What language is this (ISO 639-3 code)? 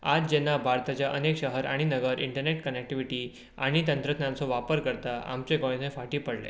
kok